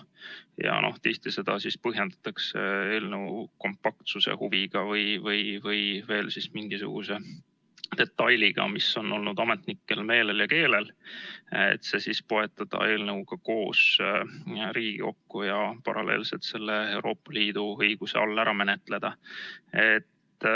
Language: Estonian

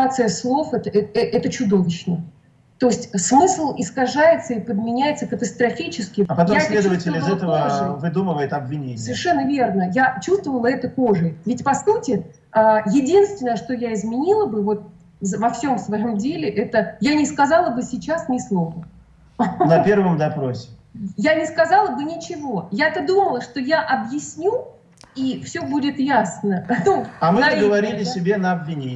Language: Russian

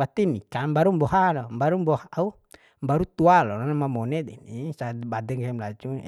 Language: Bima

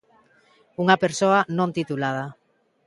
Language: Galician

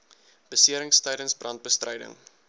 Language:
Afrikaans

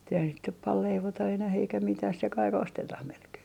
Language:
Finnish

